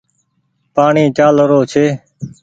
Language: Goaria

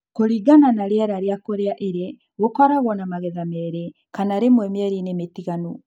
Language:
Kikuyu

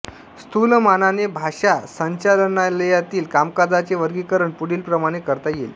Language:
Marathi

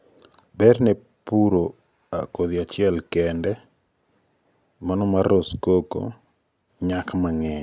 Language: Luo (Kenya and Tanzania)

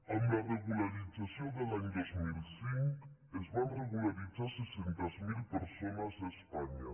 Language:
Catalan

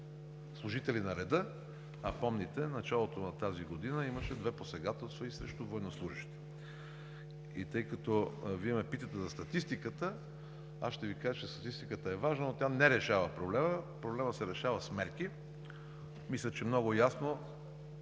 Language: Bulgarian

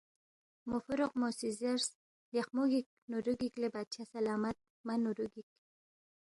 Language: Balti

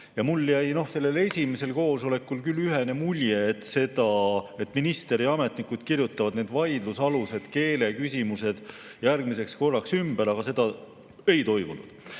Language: Estonian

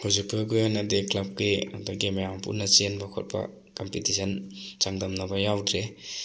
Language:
Manipuri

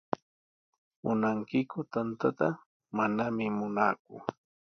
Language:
Sihuas Ancash Quechua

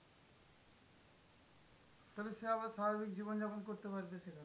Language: Bangla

